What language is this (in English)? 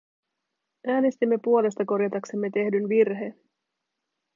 Finnish